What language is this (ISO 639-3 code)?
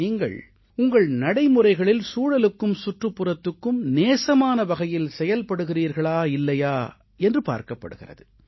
tam